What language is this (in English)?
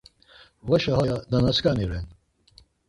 Laz